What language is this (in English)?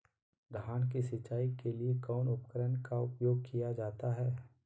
Magahi